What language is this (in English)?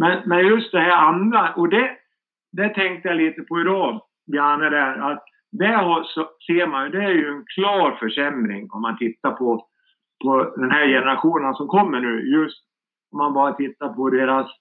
Swedish